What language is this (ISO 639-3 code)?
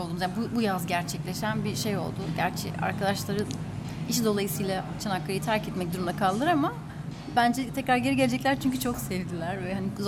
tur